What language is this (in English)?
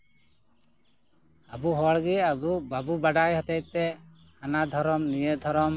Santali